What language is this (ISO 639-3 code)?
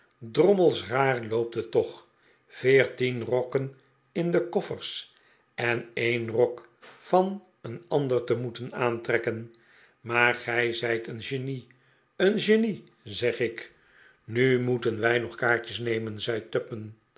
nld